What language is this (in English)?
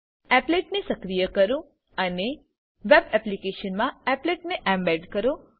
Gujarati